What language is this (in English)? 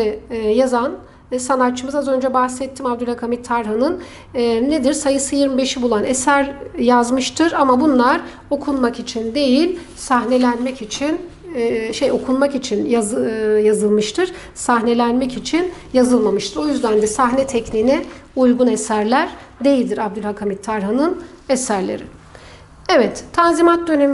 Turkish